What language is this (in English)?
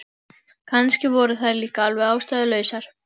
Icelandic